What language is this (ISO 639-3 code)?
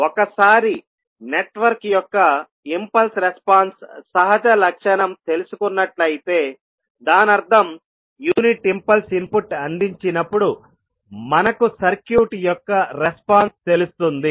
tel